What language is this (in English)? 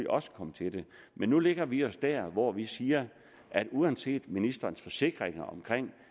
Danish